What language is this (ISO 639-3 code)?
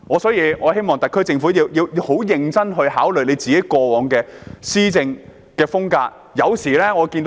yue